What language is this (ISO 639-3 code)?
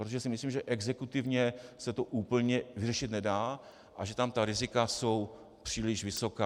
ces